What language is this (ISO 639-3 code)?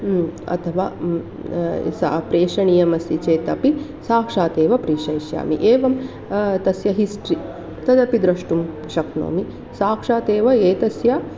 san